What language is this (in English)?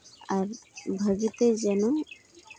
Santali